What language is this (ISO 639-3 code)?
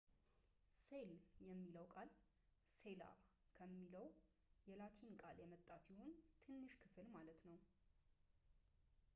amh